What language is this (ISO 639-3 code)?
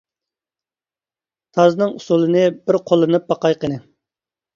uig